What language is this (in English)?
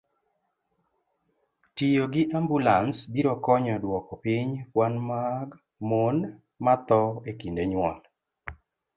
Luo (Kenya and Tanzania)